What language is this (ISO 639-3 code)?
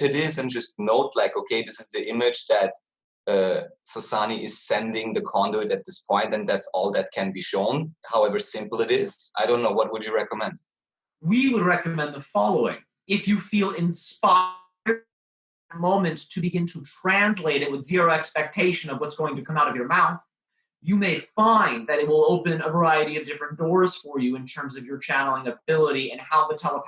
eng